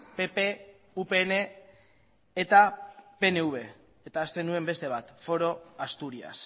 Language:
Basque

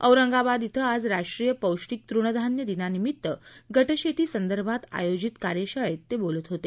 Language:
Marathi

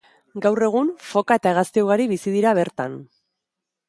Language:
Basque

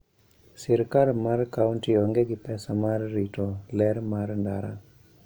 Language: Luo (Kenya and Tanzania)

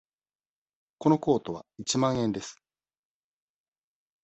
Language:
Japanese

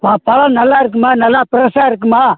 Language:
Tamil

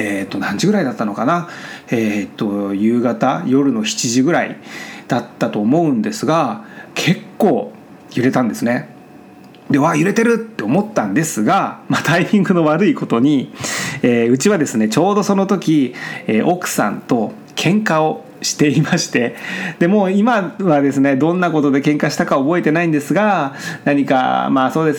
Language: Japanese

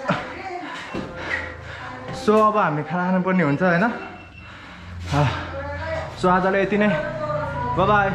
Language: Indonesian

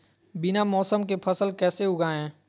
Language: Magahi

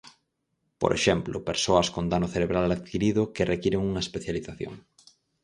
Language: Galician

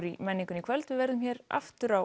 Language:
Icelandic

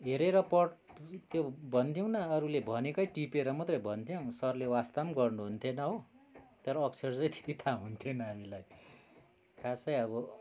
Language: Nepali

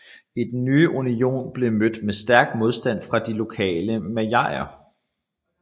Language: Danish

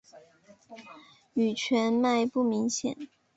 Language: Chinese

